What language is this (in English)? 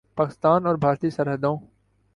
Urdu